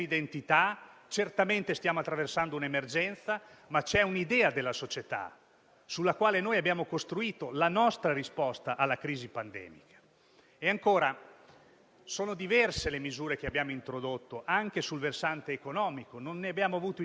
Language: Italian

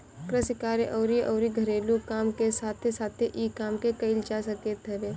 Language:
Bhojpuri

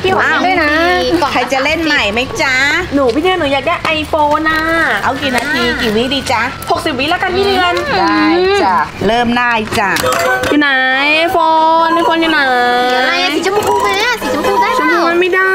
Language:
Thai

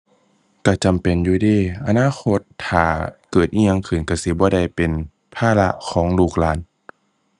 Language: Thai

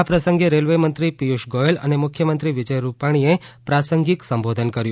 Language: Gujarati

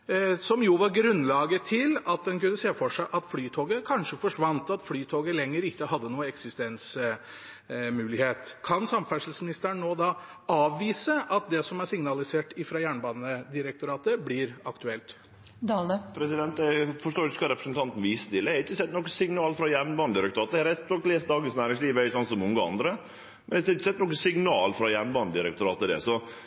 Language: Norwegian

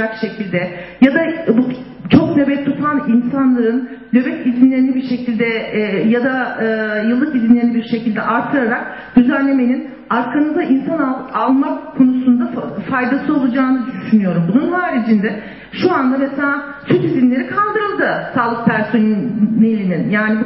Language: Turkish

